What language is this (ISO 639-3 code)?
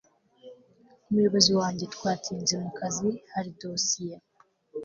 kin